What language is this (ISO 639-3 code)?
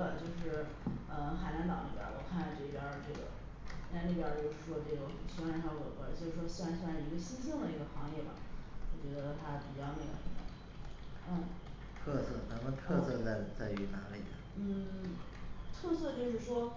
zho